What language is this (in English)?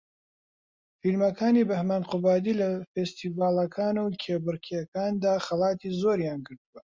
Central Kurdish